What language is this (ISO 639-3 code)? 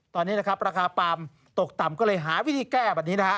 tha